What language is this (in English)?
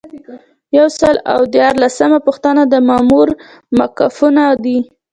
Pashto